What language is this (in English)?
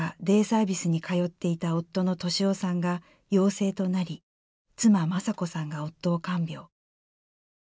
Japanese